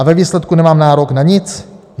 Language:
Czech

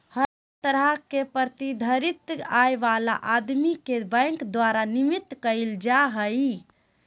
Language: Magahi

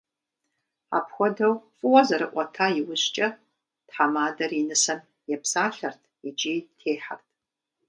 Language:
Kabardian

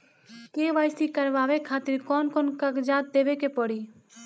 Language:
Bhojpuri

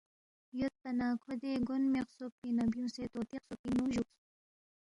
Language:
Balti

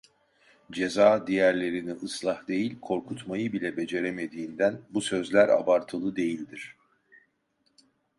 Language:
Turkish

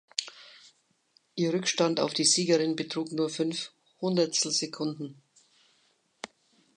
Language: German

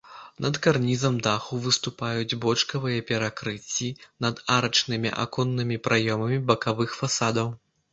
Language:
Belarusian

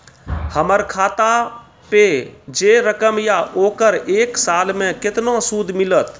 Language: Maithili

